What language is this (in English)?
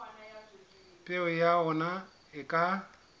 Southern Sotho